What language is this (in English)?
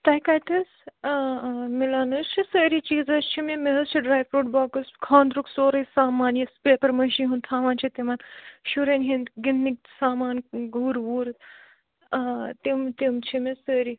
Kashmiri